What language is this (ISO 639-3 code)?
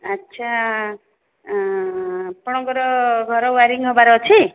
ori